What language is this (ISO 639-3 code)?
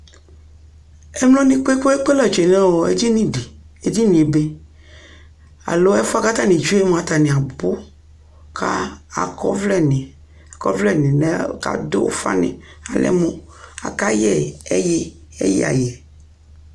kpo